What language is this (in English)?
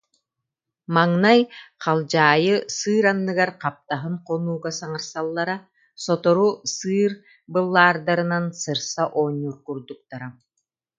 Yakut